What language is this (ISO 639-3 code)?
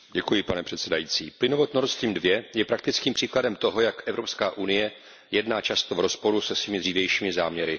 ces